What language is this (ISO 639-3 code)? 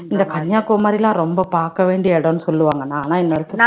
tam